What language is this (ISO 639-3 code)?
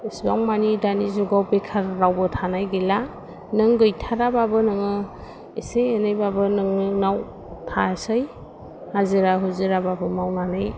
brx